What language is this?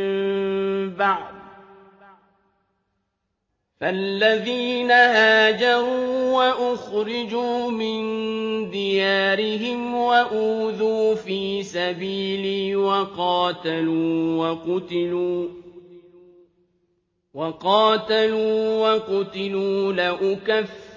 Arabic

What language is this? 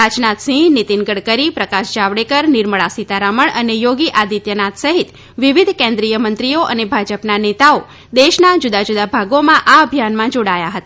Gujarati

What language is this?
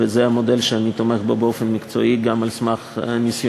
Hebrew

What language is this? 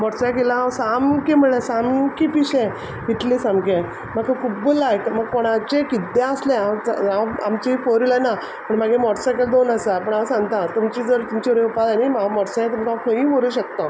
Konkani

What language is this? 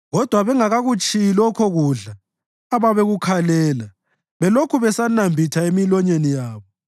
North Ndebele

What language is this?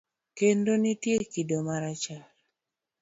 Luo (Kenya and Tanzania)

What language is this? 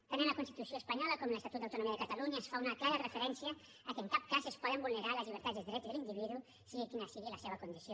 Catalan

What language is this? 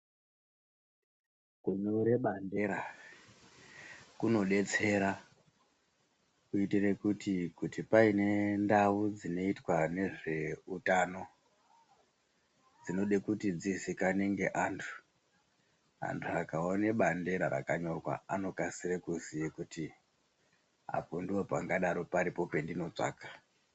Ndau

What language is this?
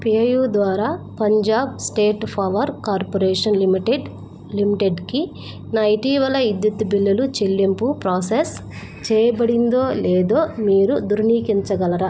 Telugu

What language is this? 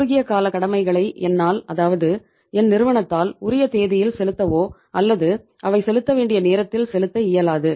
Tamil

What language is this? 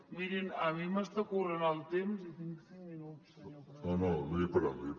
Catalan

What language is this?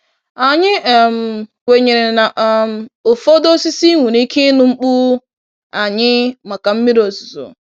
Igbo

